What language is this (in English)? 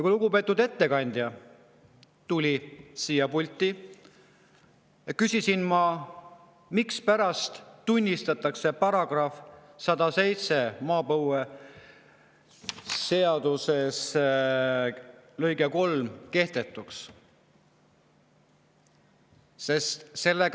Estonian